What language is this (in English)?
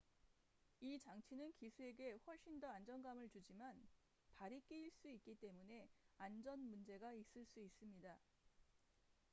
Korean